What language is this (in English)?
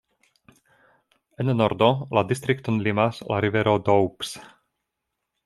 Esperanto